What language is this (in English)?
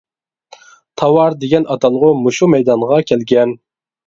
Uyghur